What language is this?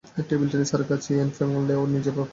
Bangla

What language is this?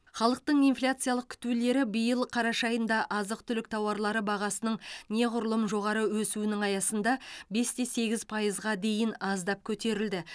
Kazakh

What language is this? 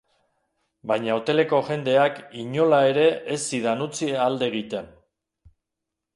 Basque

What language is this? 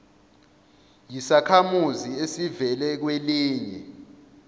Zulu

